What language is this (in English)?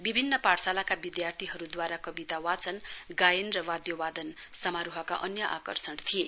Nepali